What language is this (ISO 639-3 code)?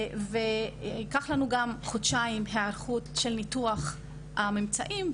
heb